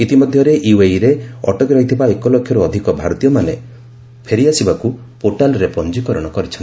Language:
Odia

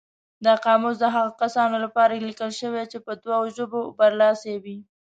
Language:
Pashto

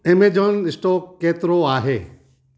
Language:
Sindhi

